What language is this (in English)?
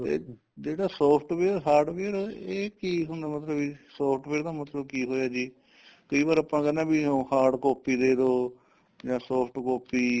Punjabi